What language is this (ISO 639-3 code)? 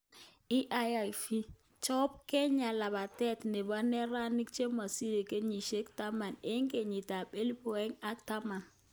kln